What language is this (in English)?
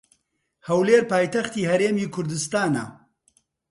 Central Kurdish